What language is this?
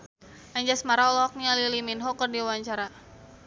Sundanese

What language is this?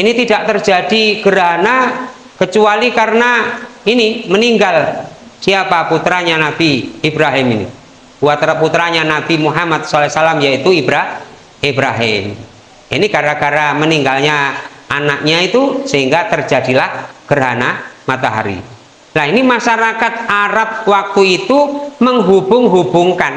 Indonesian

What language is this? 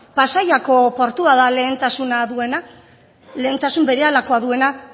Basque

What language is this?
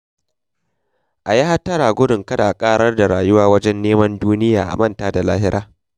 Hausa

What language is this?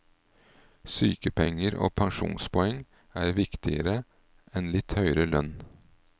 Norwegian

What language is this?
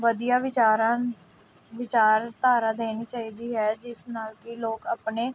Punjabi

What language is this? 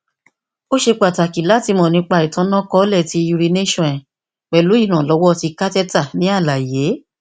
Yoruba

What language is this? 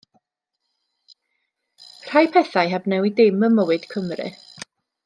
Welsh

